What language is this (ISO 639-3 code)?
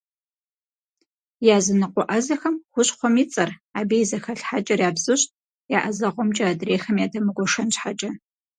kbd